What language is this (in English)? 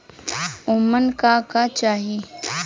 Bhojpuri